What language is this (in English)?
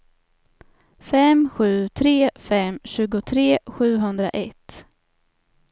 Swedish